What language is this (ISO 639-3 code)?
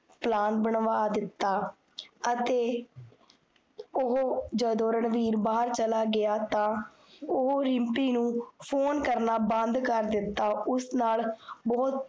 pan